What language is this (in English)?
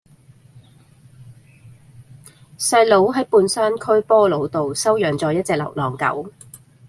Cantonese